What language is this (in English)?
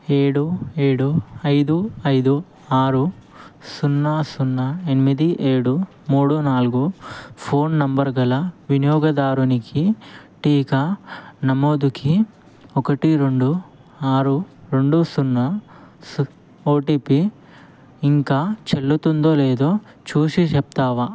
Telugu